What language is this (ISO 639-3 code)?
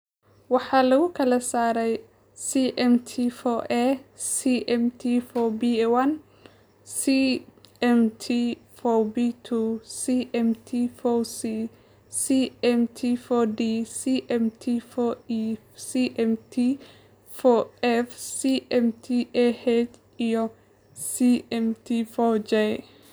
som